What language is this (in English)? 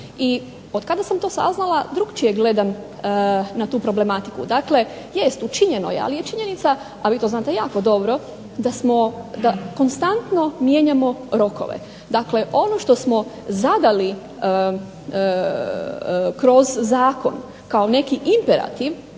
Croatian